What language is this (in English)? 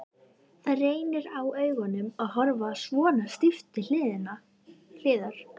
Icelandic